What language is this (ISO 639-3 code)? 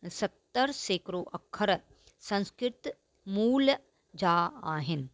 snd